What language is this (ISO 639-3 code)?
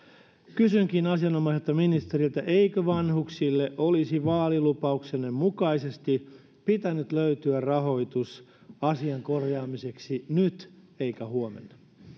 fin